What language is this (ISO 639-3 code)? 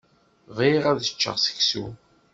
kab